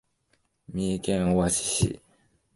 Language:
Japanese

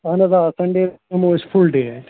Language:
Kashmiri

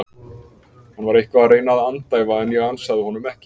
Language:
Icelandic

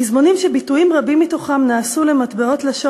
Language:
Hebrew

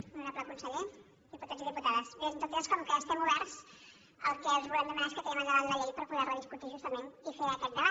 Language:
Catalan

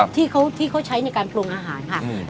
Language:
Thai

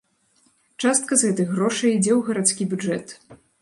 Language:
Belarusian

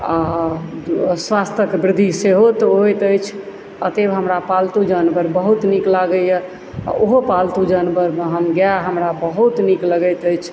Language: Maithili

